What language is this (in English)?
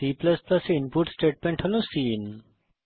Bangla